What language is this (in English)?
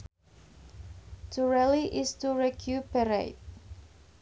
Sundanese